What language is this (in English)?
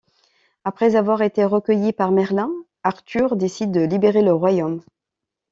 French